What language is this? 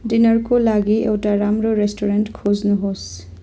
Nepali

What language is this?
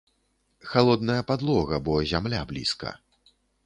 Belarusian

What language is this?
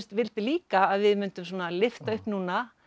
Icelandic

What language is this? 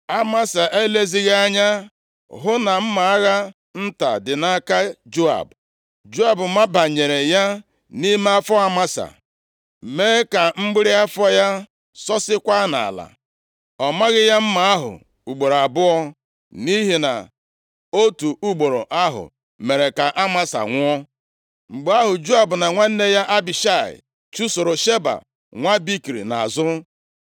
Igbo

